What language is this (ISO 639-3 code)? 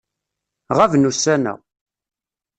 kab